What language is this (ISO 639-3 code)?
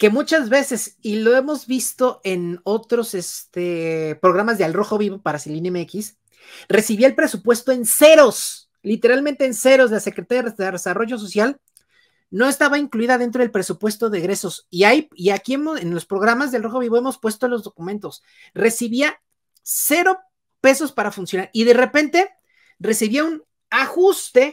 spa